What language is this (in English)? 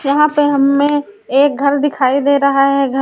Hindi